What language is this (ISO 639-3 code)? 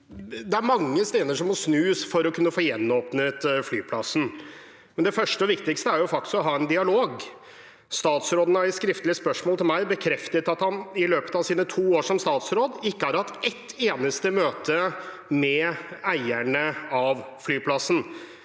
nor